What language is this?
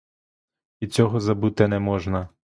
Ukrainian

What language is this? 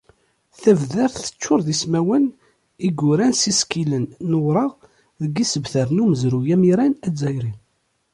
Kabyle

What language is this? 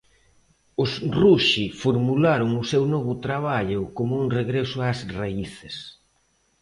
Galician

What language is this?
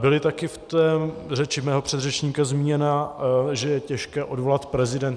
Czech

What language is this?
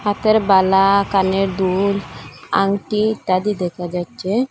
Bangla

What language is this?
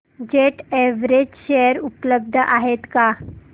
Marathi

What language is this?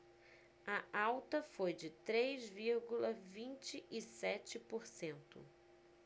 Portuguese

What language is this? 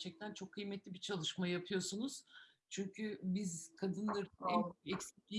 Turkish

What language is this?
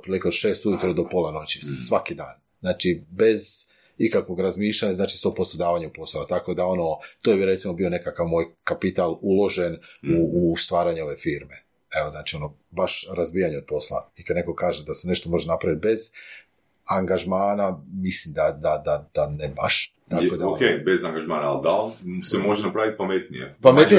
Croatian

